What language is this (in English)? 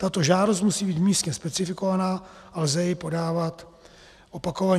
Czech